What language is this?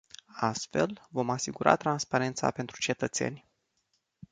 Romanian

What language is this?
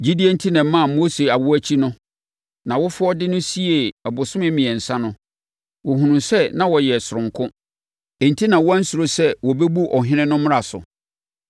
Akan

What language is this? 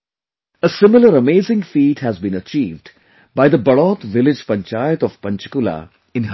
English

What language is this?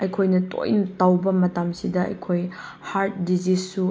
Manipuri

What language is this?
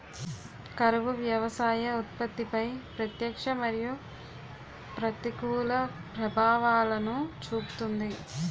Telugu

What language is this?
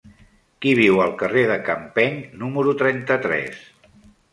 Catalan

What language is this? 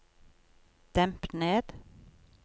Norwegian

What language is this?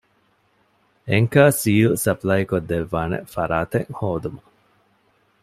Divehi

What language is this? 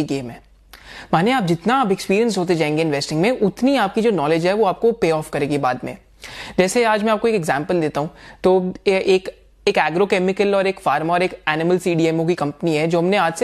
Hindi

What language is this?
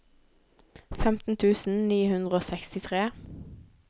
Norwegian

